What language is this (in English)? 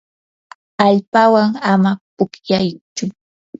Yanahuanca Pasco Quechua